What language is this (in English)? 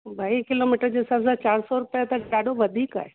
Sindhi